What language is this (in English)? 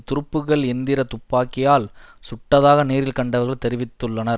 Tamil